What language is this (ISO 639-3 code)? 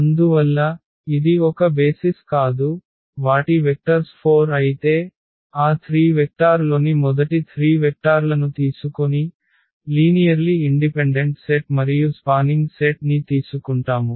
tel